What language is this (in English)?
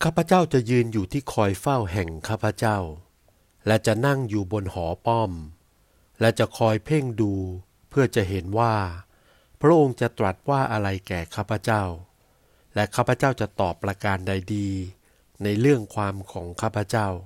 Thai